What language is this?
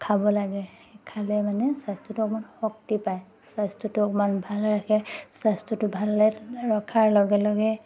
Assamese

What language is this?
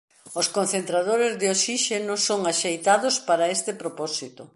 Galician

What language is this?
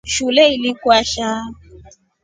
Rombo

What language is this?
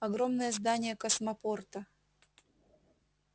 Russian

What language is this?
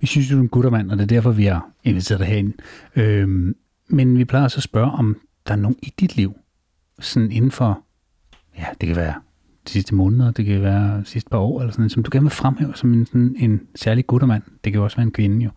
Danish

